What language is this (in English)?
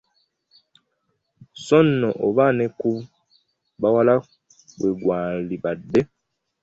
Ganda